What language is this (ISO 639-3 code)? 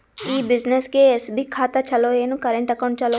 kan